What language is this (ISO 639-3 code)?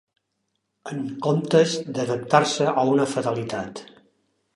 cat